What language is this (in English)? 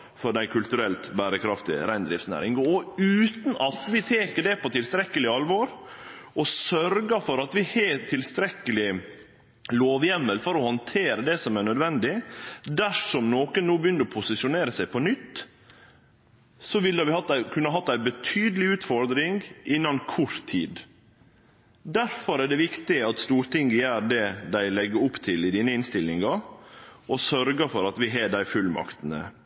Norwegian Nynorsk